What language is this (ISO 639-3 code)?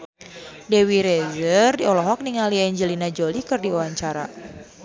sun